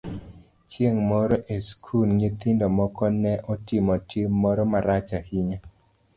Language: Luo (Kenya and Tanzania)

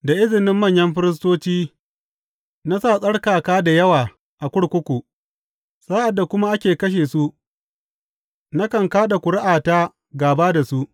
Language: Hausa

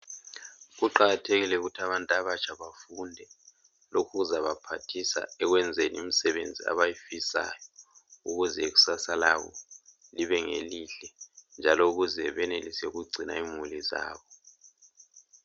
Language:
North Ndebele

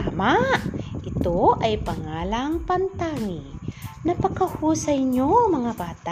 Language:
Filipino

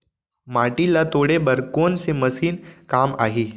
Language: Chhattisgarhi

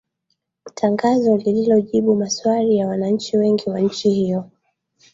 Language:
Swahili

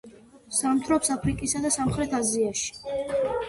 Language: Georgian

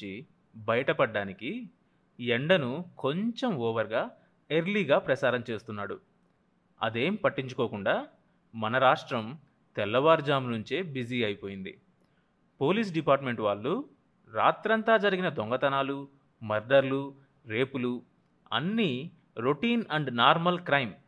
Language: Telugu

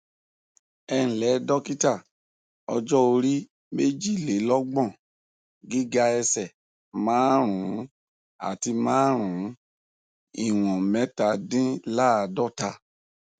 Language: Yoruba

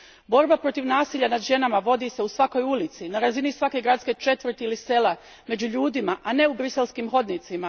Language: Croatian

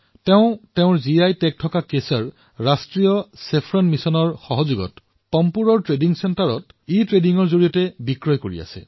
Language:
Assamese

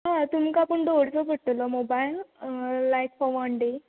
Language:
Konkani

